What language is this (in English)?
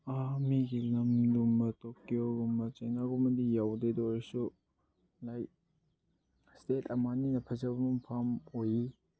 Manipuri